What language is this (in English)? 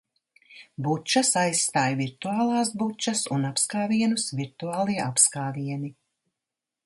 Latvian